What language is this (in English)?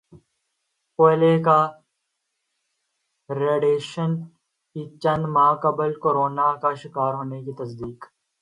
Urdu